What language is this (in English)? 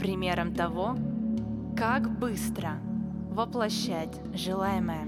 Russian